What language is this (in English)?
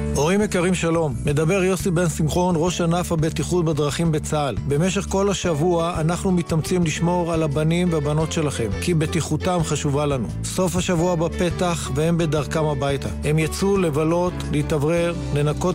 Hebrew